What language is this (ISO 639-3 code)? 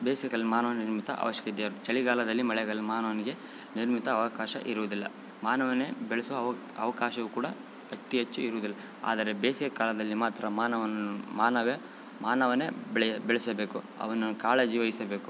kan